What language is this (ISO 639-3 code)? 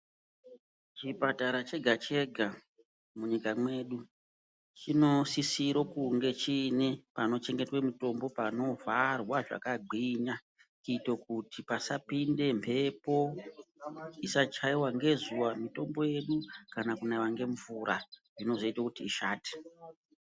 ndc